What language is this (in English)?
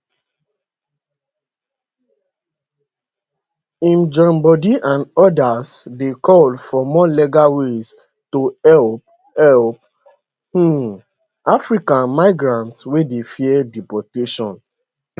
Nigerian Pidgin